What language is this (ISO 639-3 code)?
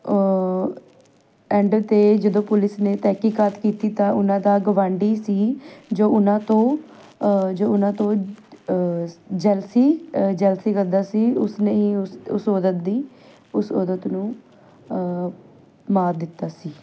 pan